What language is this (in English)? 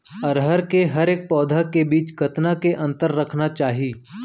Chhattisgarhi